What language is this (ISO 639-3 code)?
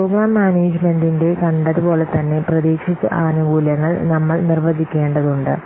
mal